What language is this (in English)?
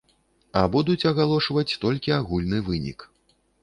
Belarusian